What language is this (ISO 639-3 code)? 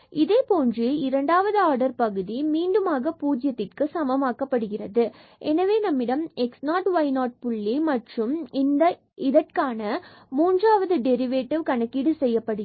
tam